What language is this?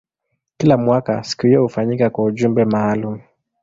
Swahili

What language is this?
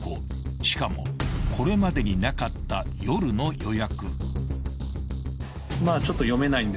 Japanese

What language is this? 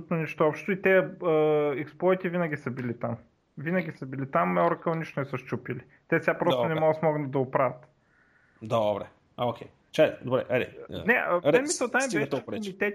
Bulgarian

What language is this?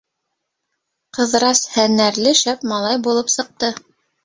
Bashkir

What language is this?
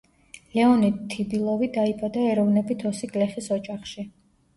Georgian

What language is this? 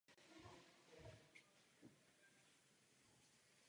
Czech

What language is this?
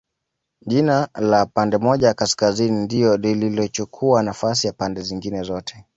Swahili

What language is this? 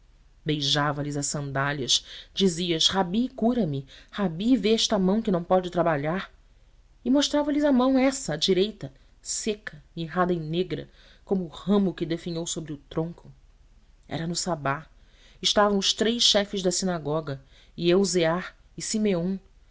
Portuguese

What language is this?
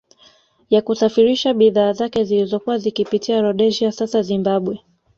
Swahili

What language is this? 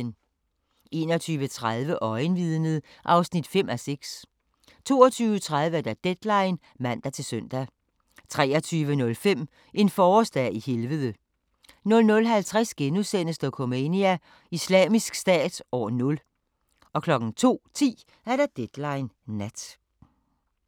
Danish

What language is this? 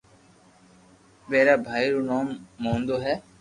Loarki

